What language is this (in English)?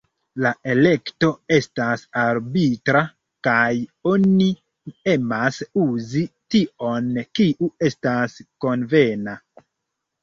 Esperanto